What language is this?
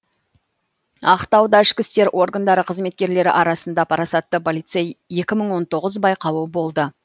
Kazakh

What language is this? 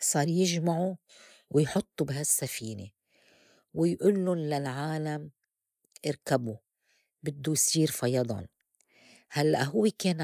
North Levantine Arabic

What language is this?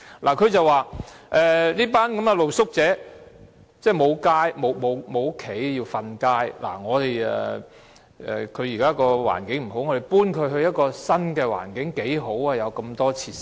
Cantonese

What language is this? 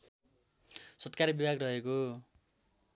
Nepali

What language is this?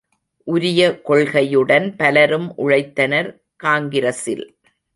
Tamil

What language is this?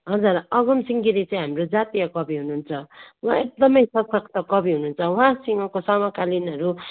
Nepali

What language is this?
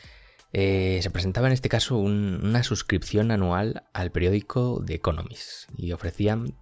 Spanish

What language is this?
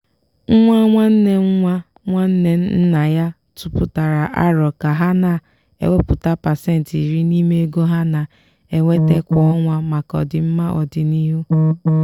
Igbo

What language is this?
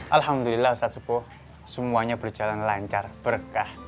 Indonesian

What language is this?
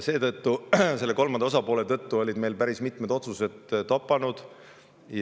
Estonian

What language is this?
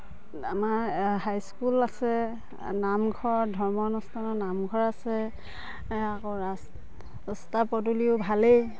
Assamese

